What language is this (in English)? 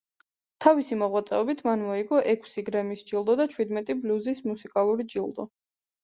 Georgian